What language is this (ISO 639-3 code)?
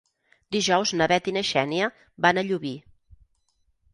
cat